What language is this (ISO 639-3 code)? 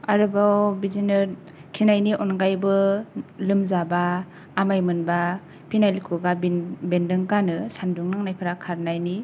brx